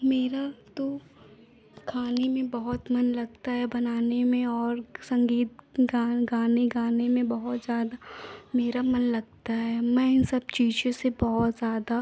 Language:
Hindi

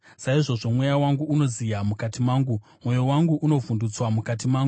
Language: Shona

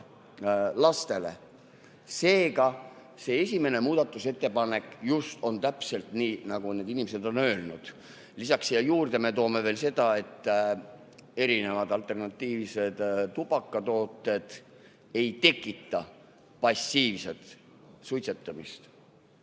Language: Estonian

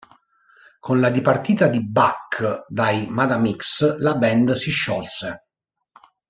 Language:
Italian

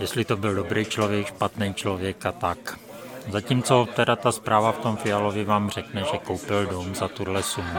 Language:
Czech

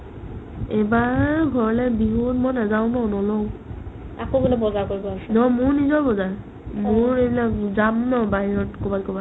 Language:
Assamese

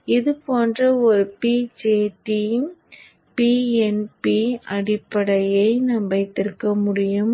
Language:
Tamil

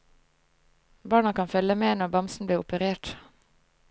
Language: Norwegian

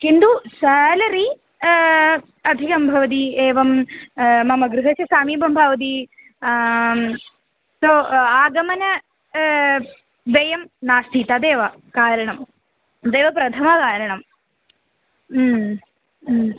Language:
Sanskrit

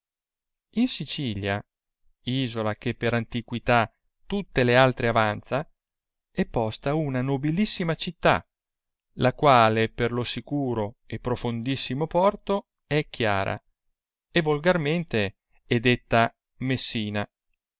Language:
Italian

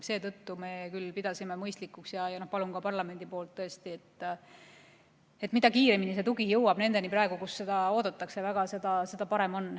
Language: Estonian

